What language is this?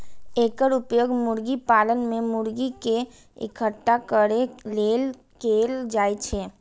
Maithili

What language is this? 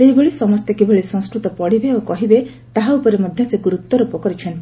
Odia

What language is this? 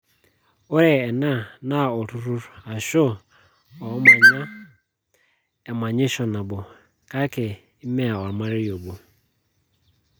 Masai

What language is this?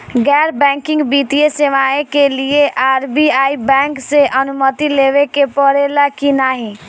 Bhojpuri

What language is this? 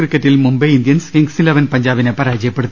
Malayalam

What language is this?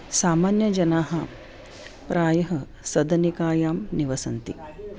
Sanskrit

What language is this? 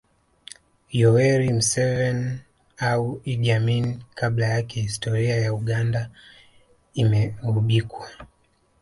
Swahili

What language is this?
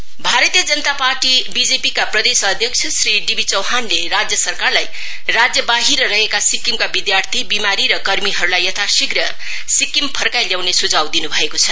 Nepali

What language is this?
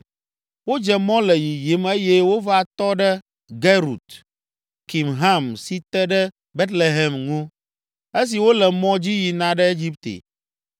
Ewe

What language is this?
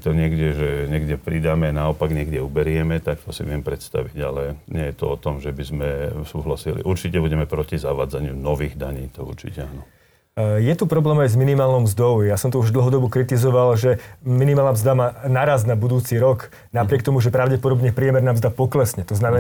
Slovak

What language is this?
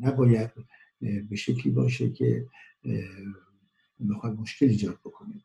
Persian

